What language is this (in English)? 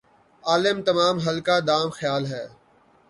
Urdu